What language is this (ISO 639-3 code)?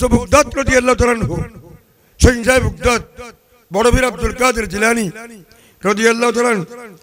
tur